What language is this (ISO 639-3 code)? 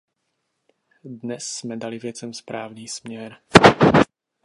ces